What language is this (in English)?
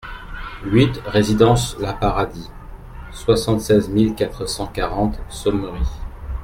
French